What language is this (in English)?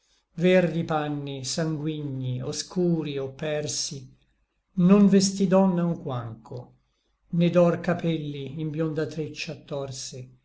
Italian